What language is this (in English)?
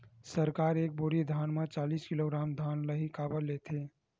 Chhattisgarhi